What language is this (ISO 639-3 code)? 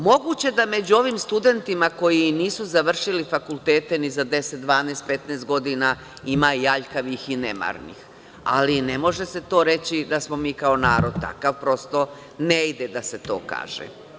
srp